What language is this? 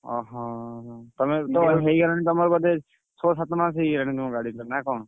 Odia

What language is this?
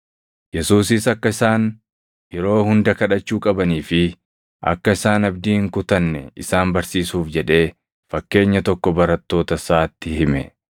Oromo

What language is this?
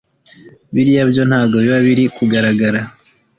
Kinyarwanda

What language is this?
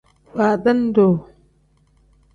Tem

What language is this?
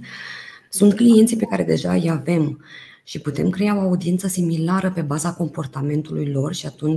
Romanian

